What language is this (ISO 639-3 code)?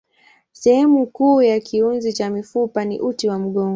swa